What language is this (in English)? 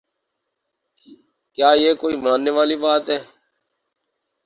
Urdu